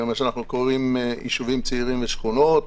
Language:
Hebrew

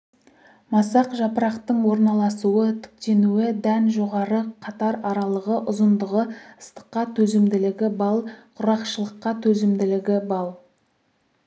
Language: Kazakh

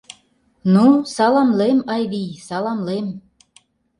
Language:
Mari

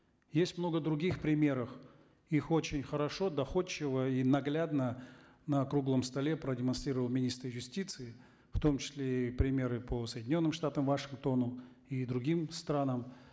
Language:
Kazakh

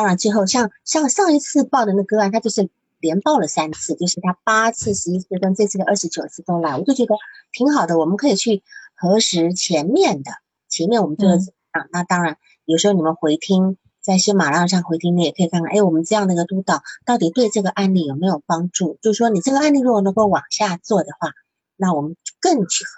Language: Chinese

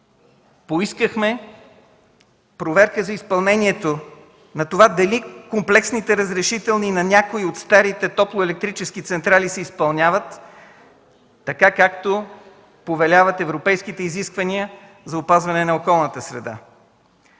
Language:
Bulgarian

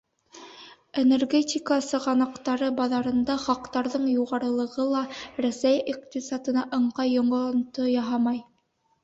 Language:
Bashkir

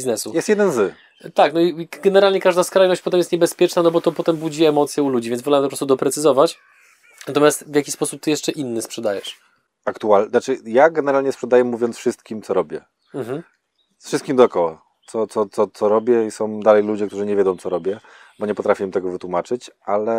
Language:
Polish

